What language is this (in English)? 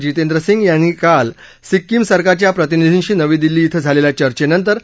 Marathi